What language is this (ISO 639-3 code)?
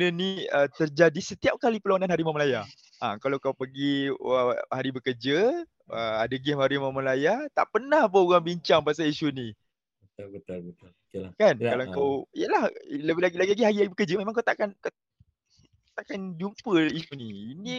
msa